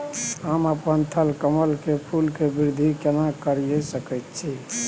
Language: Maithili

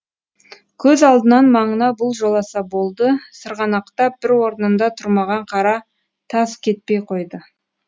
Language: Kazakh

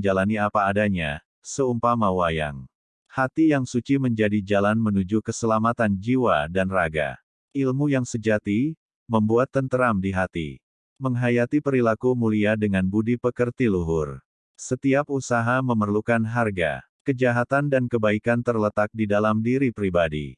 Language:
Indonesian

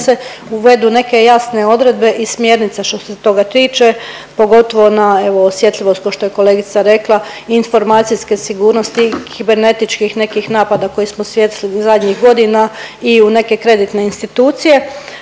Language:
Croatian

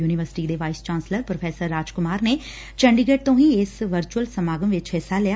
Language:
Punjabi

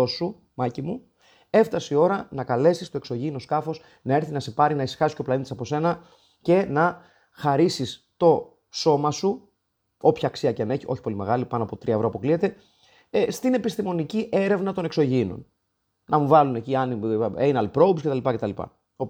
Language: Greek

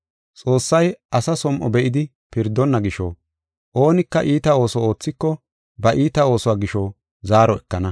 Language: Gofa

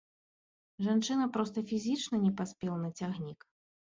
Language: Belarusian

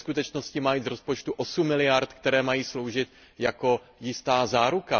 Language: Czech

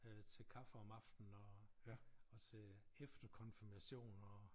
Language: Danish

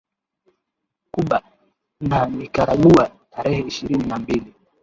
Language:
Swahili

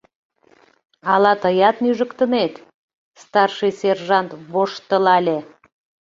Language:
Mari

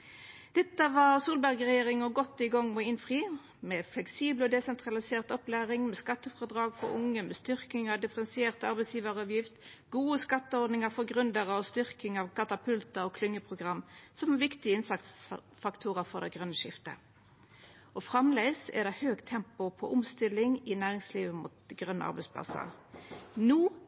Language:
Norwegian Nynorsk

